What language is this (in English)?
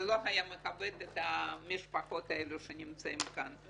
Hebrew